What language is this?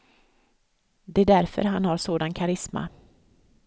Swedish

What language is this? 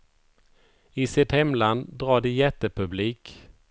Swedish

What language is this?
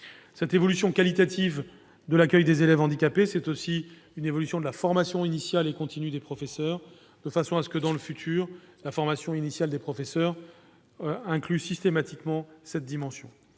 French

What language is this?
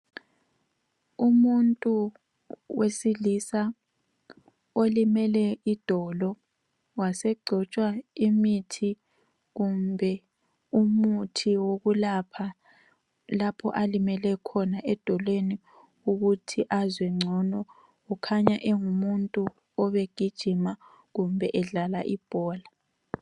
North Ndebele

